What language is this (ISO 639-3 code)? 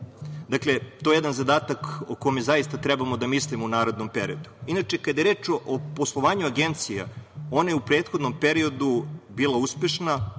srp